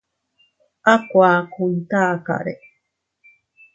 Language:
Teutila Cuicatec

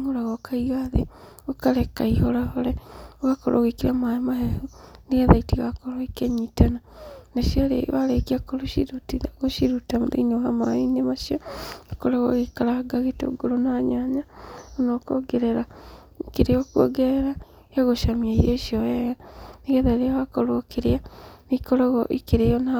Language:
Kikuyu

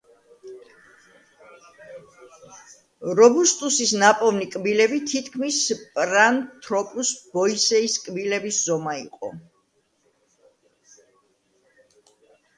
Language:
Georgian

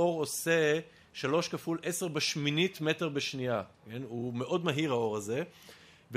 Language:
Hebrew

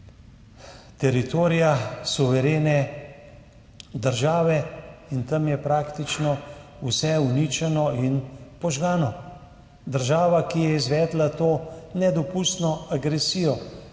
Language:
Slovenian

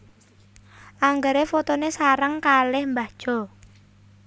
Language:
Javanese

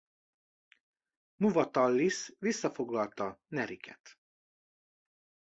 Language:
Hungarian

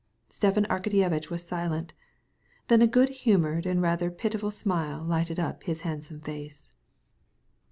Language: English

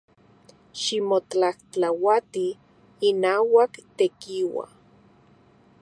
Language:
Central Puebla Nahuatl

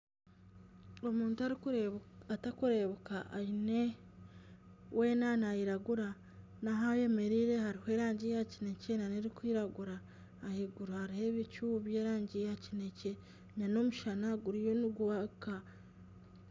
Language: Nyankole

